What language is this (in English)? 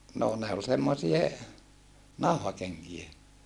Finnish